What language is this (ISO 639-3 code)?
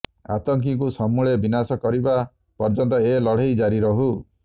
ori